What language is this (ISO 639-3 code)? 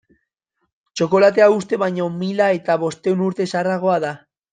eus